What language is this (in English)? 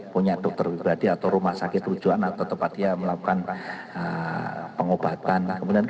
Indonesian